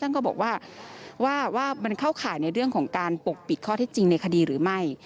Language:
Thai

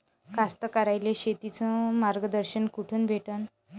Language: Marathi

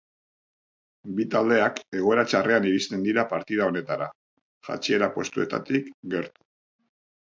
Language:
Basque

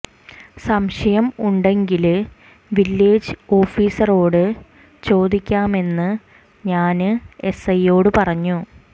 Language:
Malayalam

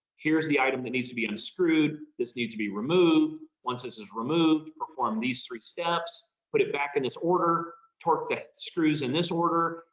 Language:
English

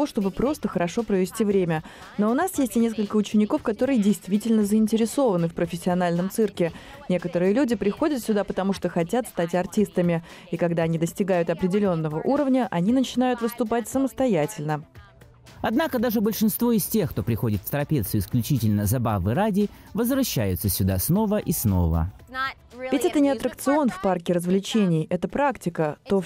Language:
Russian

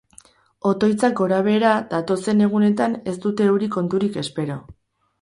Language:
Basque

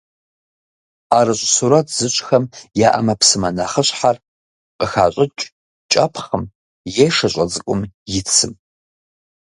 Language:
Kabardian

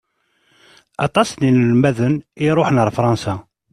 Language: Kabyle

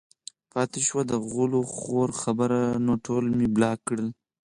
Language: Pashto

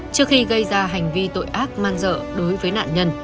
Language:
Vietnamese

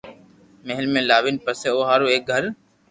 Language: Loarki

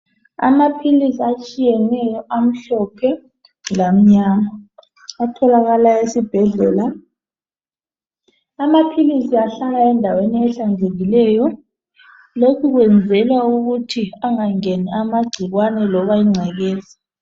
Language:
North Ndebele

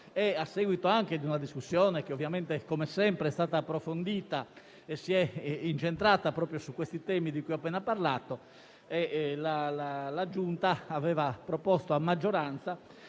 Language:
Italian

